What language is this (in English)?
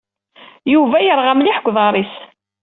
Kabyle